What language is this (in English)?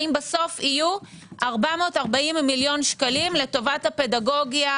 Hebrew